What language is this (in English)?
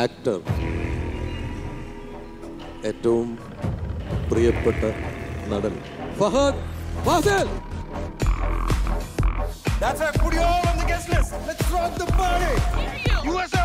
Dutch